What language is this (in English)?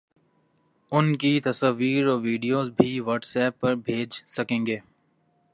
Urdu